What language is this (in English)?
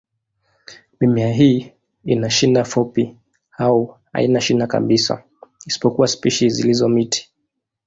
Swahili